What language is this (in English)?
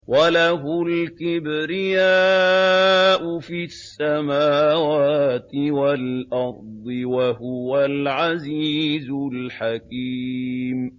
Arabic